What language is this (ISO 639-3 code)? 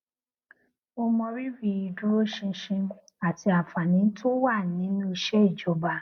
yor